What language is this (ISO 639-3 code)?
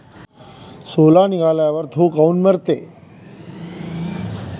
mar